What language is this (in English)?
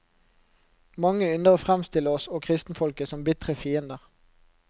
Norwegian